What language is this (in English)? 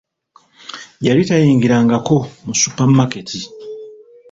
Ganda